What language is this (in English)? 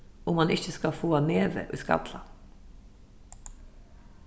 Faroese